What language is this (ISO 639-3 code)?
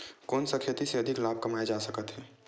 hne